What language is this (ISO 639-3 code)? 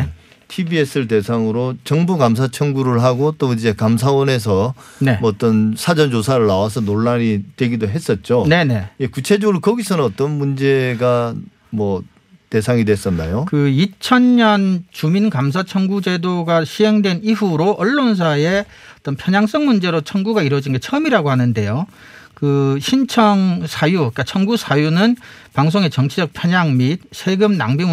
kor